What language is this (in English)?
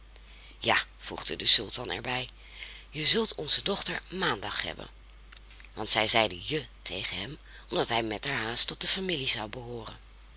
Dutch